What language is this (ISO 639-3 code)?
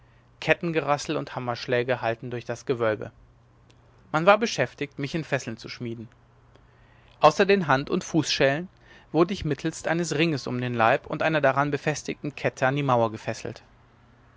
deu